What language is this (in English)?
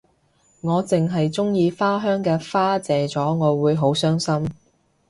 Cantonese